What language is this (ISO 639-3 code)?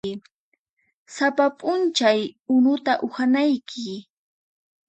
qxp